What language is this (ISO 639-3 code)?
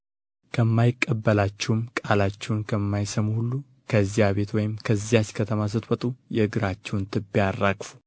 amh